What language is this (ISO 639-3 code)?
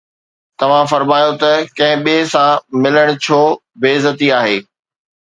snd